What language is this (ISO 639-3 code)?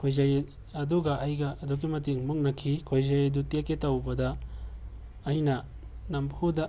mni